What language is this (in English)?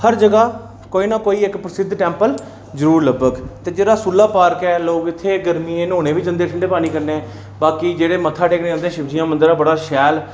Dogri